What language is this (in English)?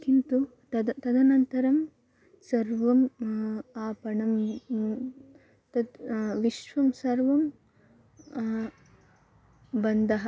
Sanskrit